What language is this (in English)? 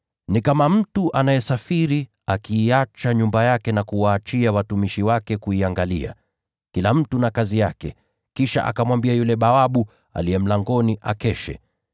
Swahili